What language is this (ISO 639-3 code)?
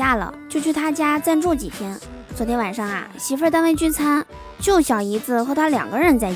zho